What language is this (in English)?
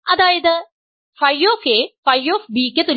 Malayalam